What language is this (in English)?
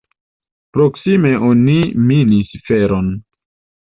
Esperanto